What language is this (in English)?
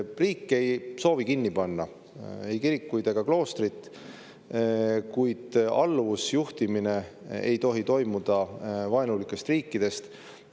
Estonian